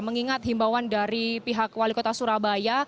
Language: Indonesian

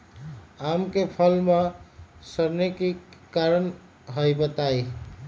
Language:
Magahi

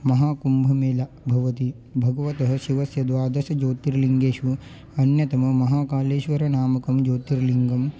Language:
Sanskrit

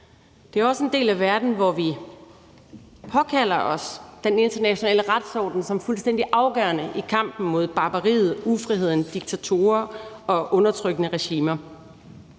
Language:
Danish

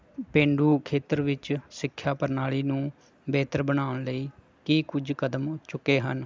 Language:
Punjabi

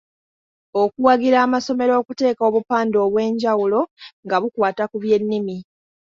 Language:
Ganda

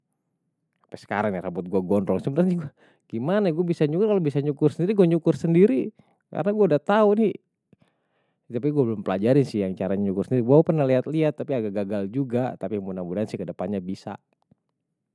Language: Betawi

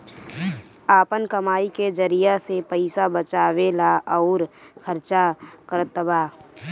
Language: Bhojpuri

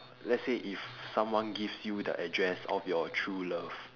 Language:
English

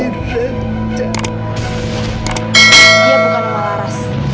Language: Indonesian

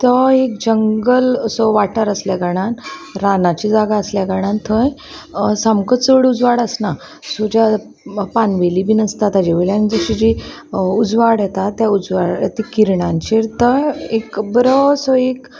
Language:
Konkani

